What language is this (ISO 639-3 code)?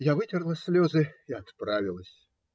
rus